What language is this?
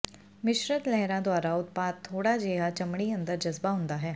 Punjabi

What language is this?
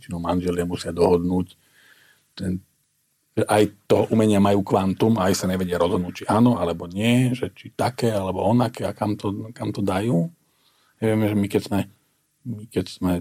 Slovak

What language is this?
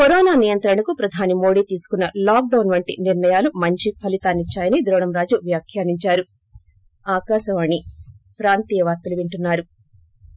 Telugu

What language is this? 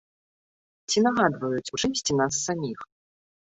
Belarusian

